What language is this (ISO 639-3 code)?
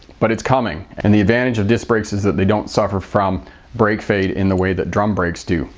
eng